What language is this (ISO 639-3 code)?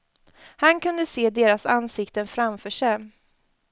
swe